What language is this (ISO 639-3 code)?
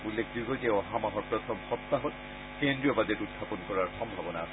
asm